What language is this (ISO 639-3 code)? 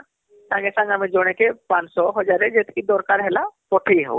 ori